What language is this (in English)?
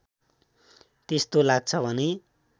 Nepali